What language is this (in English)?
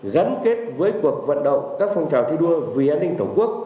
Vietnamese